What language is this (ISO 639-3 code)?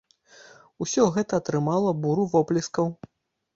bel